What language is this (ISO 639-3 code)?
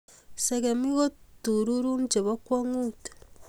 kln